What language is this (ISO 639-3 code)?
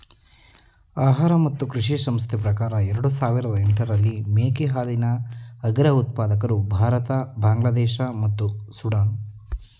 kan